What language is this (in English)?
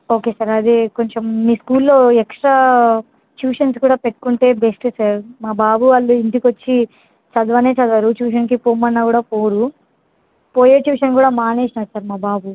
Telugu